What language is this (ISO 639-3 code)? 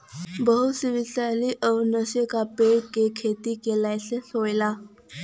bho